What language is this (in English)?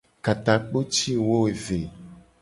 Gen